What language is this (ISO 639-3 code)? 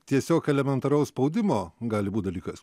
lit